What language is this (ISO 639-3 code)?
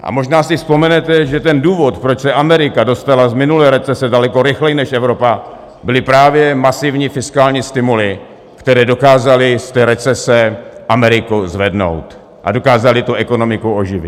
ces